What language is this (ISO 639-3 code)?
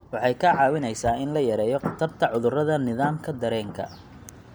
som